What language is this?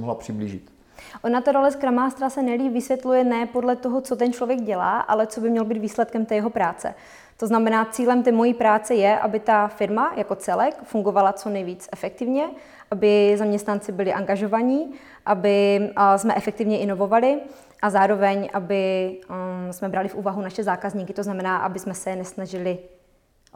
Czech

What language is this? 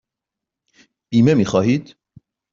Persian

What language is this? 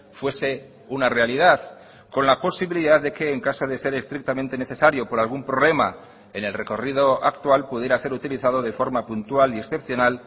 Spanish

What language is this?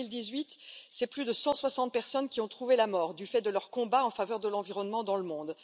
French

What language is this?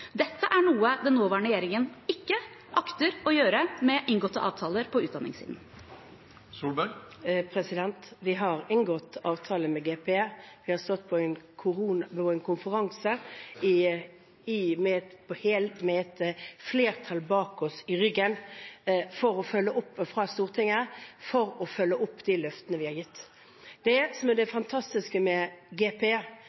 Norwegian Bokmål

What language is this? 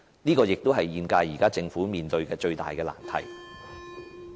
Cantonese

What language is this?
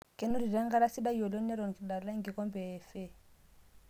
Masai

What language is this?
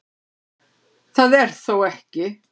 Icelandic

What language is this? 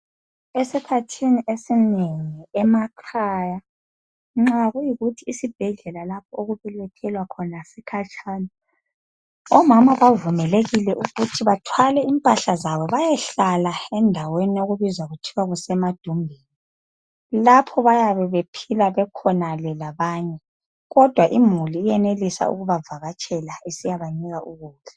North Ndebele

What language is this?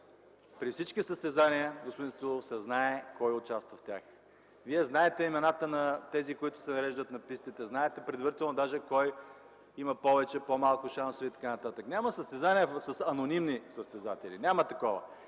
Bulgarian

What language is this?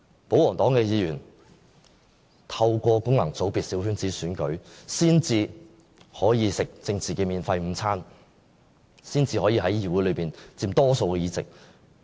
Cantonese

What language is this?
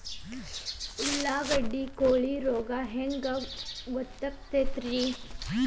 Kannada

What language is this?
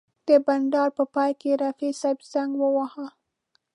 Pashto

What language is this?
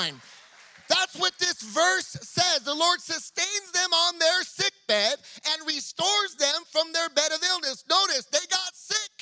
English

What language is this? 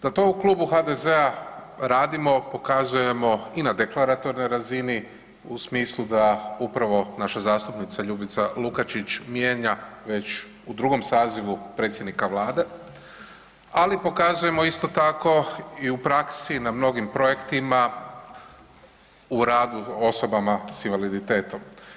Croatian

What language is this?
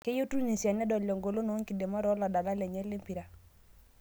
Masai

